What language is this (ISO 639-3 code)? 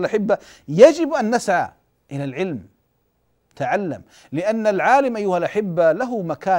ara